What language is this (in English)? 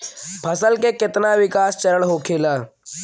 Bhojpuri